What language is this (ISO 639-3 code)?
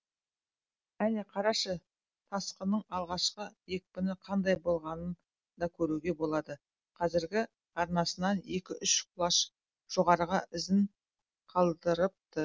kaz